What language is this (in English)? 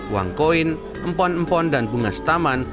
Indonesian